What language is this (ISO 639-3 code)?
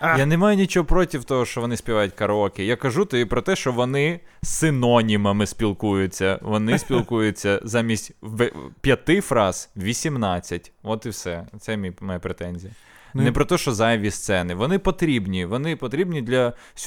ukr